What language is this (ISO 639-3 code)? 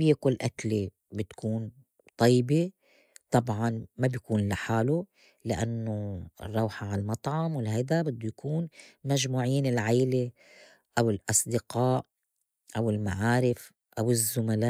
apc